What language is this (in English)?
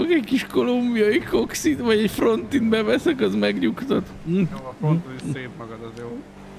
Hungarian